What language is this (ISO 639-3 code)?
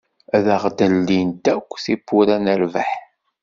kab